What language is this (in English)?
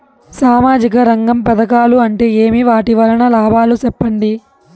Telugu